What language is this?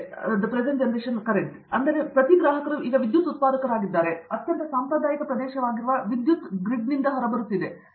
Kannada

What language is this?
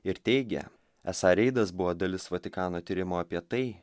Lithuanian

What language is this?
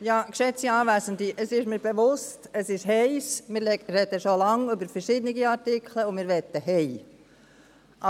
Swiss German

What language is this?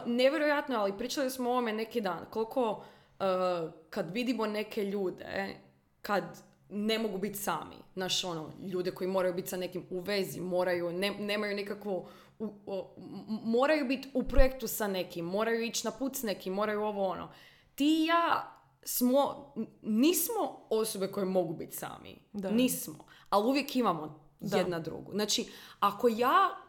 Croatian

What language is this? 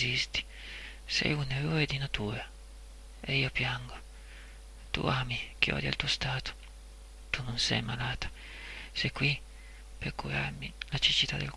Italian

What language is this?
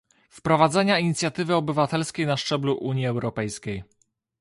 Polish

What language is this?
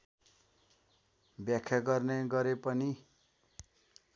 Nepali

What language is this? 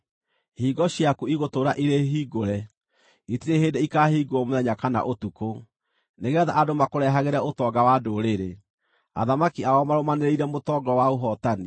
Kikuyu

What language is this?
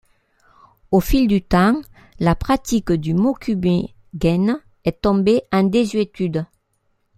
French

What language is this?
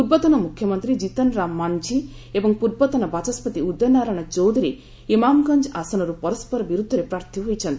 Odia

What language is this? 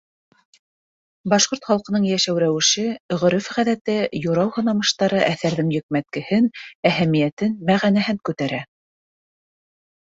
Bashkir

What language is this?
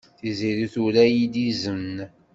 Kabyle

